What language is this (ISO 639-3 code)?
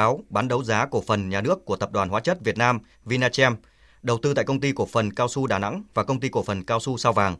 vie